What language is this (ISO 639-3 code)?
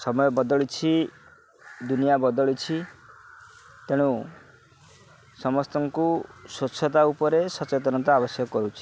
ori